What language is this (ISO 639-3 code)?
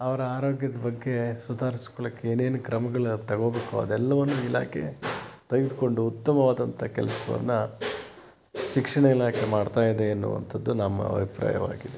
kan